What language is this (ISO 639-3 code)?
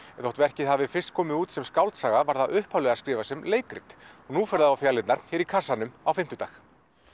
isl